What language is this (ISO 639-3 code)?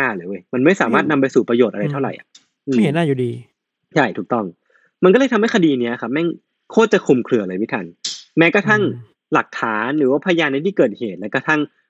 tha